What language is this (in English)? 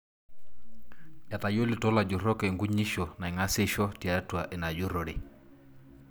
Masai